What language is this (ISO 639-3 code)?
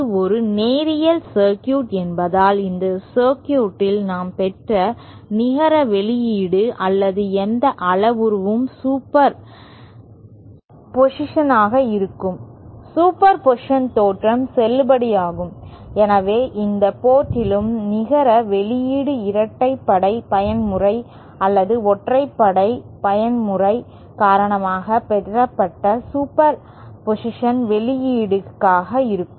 tam